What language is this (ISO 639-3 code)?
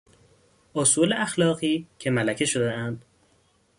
fas